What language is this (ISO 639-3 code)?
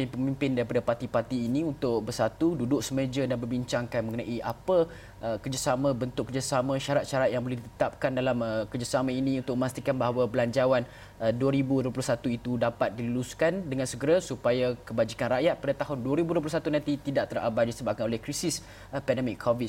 msa